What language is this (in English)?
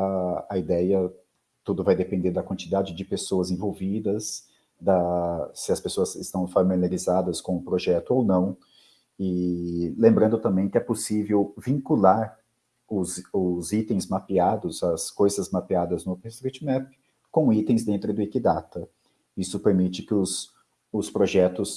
Portuguese